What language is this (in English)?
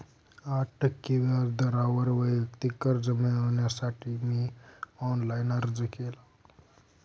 Marathi